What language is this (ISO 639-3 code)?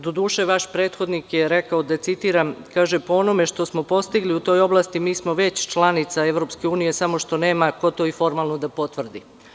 srp